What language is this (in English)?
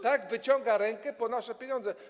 Polish